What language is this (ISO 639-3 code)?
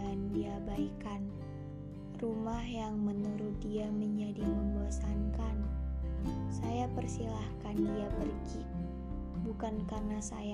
ind